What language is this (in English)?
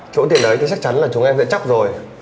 Vietnamese